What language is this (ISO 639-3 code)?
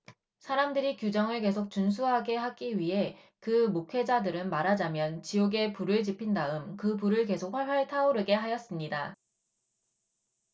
kor